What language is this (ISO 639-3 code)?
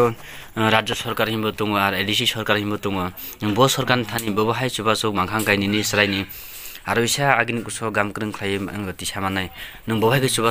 ind